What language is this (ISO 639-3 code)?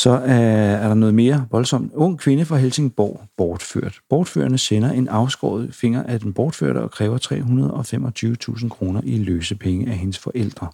dan